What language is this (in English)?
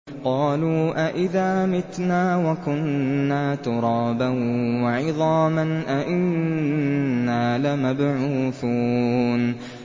Arabic